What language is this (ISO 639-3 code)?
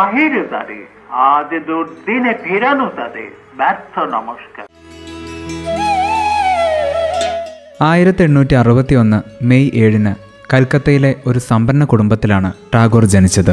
mal